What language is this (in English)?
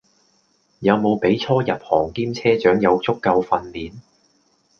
Cantonese